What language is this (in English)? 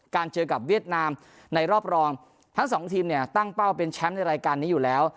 Thai